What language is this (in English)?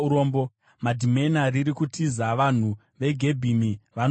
Shona